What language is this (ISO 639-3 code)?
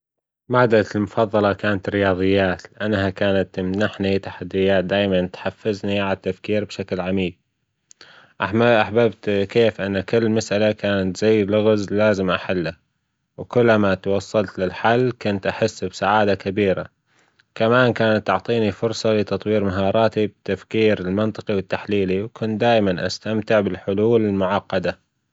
afb